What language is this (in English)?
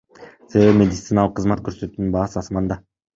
Kyrgyz